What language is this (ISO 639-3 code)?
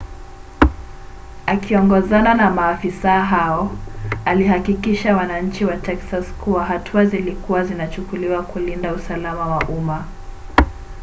swa